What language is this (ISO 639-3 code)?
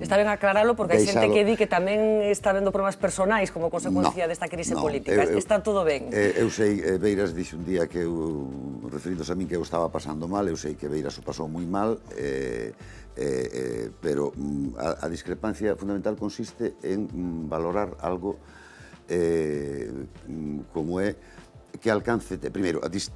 spa